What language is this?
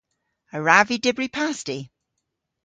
Cornish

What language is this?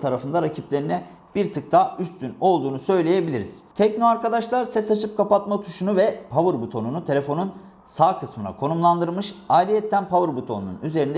Turkish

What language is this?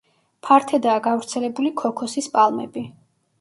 Georgian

